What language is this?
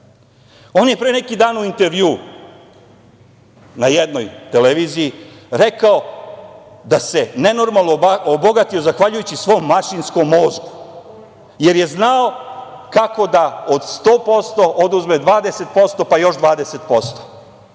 Serbian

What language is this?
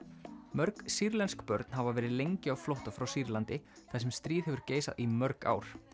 Icelandic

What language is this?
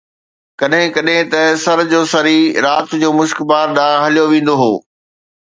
Sindhi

